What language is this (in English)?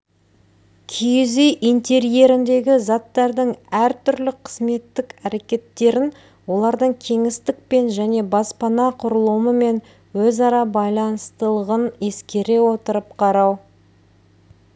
Kazakh